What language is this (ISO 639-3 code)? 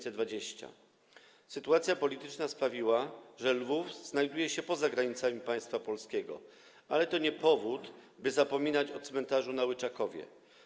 pol